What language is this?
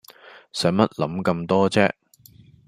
Cantonese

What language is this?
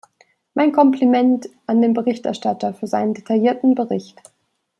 German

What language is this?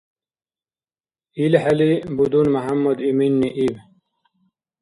Dargwa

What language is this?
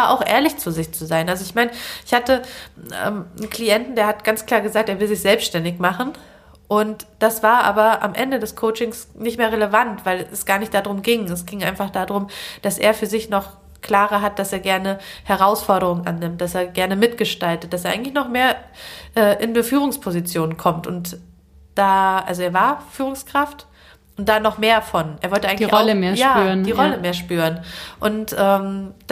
German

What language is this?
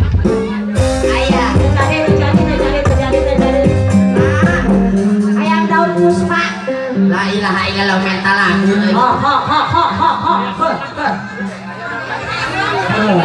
Indonesian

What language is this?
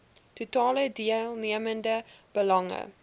Afrikaans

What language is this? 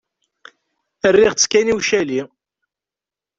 Kabyle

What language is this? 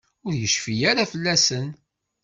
Kabyle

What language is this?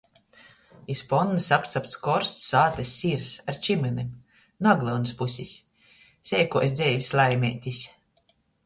Latgalian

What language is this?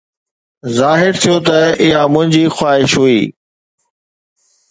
Sindhi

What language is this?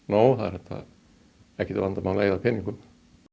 Icelandic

